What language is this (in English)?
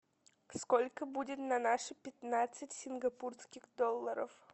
Russian